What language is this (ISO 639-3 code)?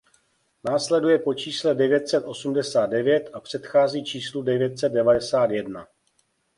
ces